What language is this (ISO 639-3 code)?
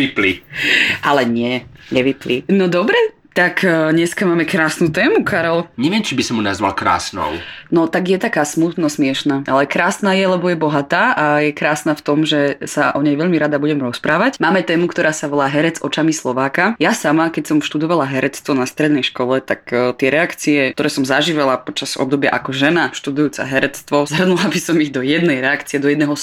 slk